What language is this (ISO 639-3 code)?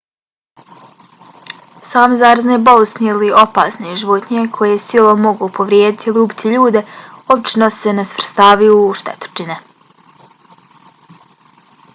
bos